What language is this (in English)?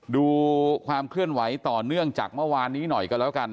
Thai